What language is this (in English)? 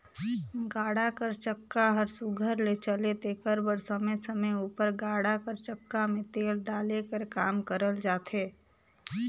Chhattisgarhi